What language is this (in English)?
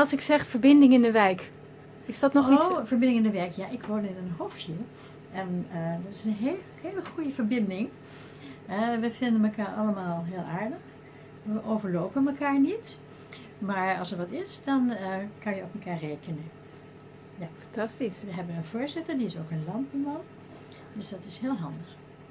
Dutch